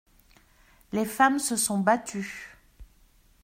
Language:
French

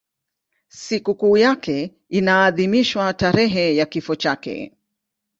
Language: Swahili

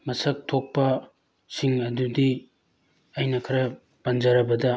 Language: Manipuri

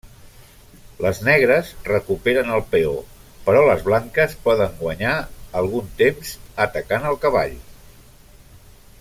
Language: Catalan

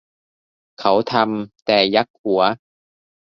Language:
Thai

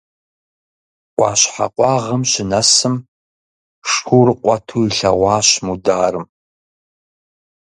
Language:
Kabardian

